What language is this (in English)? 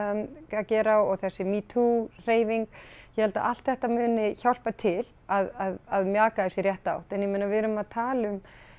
Icelandic